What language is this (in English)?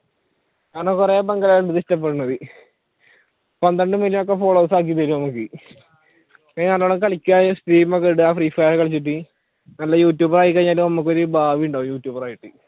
Malayalam